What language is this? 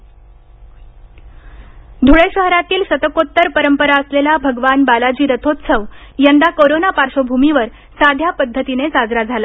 Marathi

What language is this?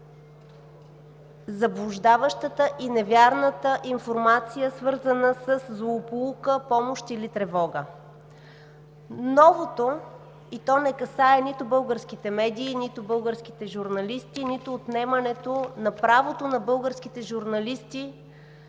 Bulgarian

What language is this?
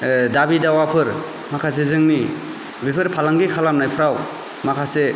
Bodo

